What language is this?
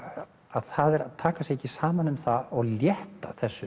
Icelandic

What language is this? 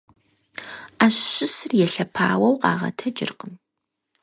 Kabardian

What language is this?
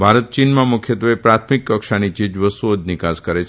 Gujarati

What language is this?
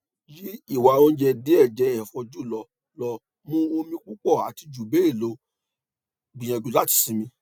Yoruba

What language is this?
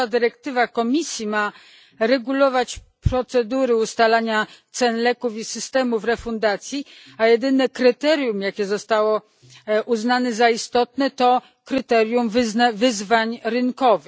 Polish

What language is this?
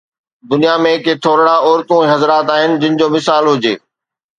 Sindhi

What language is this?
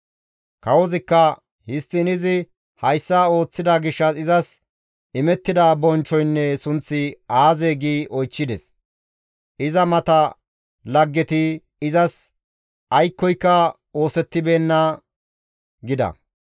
Gamo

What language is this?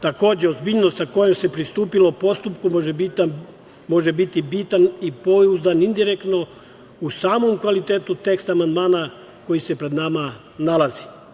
Serbian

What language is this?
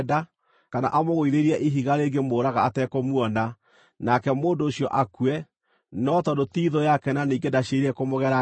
Kikuyu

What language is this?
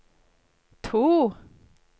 Norwegian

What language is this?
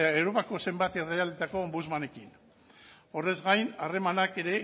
Basque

